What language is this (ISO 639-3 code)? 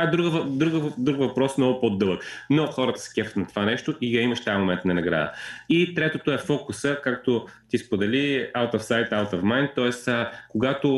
bul